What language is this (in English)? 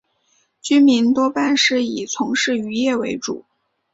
Chinese